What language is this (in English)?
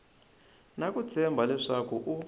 Tsonga